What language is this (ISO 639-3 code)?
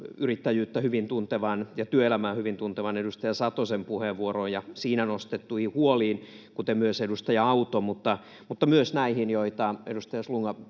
fin